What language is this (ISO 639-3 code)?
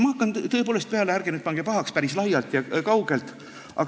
est